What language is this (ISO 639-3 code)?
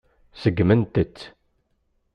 kab